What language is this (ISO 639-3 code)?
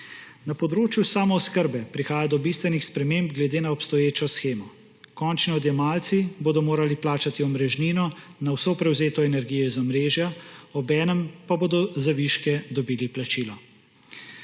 slv